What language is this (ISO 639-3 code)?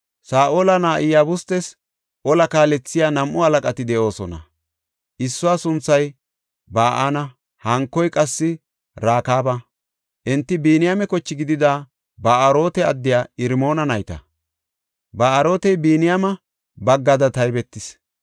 gof